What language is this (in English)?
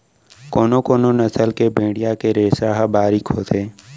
Chhattisgarhi